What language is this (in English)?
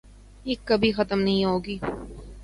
Urdu